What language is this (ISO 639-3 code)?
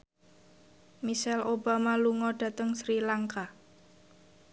jav